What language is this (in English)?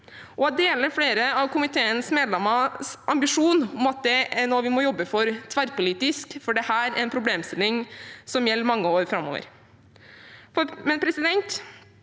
Norwegian